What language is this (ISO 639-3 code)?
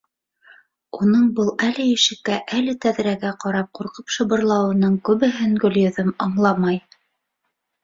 bak